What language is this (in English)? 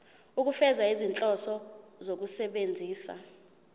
Zulu